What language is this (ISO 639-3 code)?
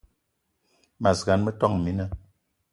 eto